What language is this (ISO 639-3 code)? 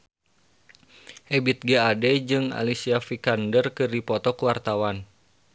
sun